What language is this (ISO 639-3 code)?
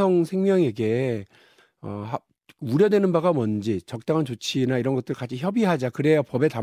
kor